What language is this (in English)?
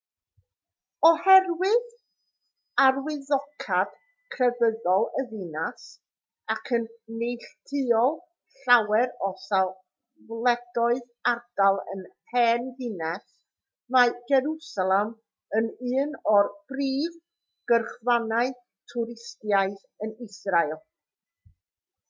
Welsh